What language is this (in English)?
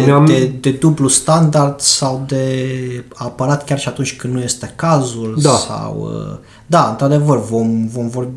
Romanian